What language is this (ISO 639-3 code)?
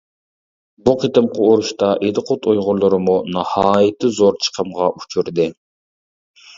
uig